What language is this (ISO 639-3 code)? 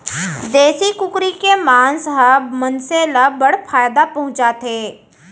hne